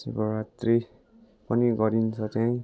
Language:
Nepali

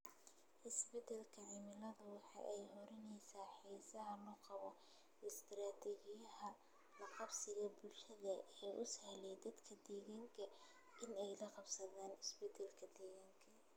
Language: Somali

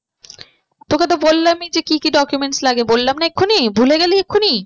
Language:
Bangla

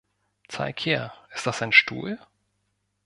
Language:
German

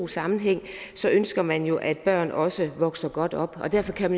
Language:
Danish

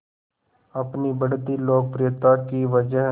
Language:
Hindi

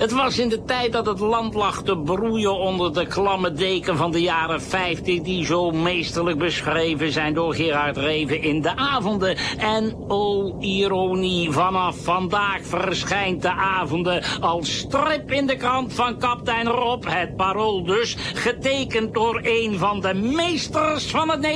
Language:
Dutch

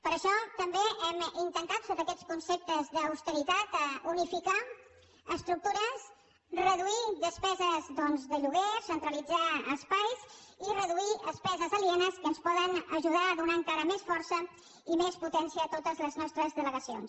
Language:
Catalan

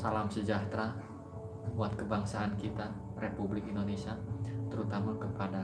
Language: Indonesian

